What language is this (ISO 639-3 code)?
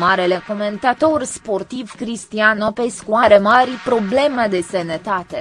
ron